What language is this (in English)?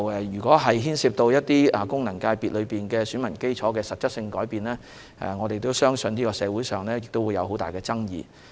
Cantonese